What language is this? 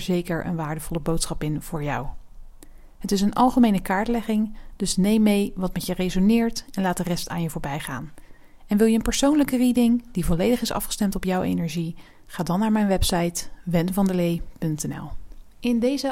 Dutch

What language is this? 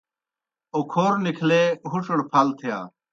Kohistani Shina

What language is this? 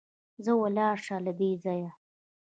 Pashto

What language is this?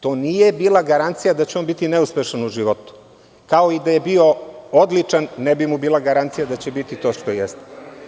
Serbian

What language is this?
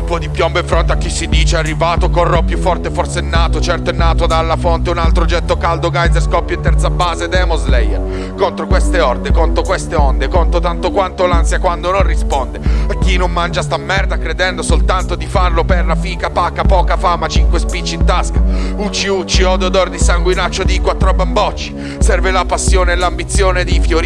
Italian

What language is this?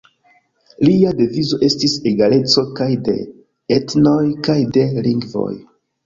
Esperanto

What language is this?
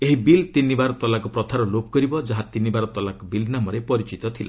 Odia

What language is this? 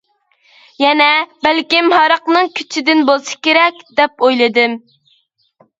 Uyghur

